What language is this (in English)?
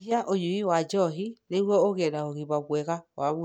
Kikuyu